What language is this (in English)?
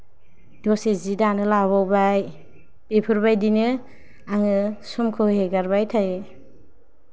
Bodo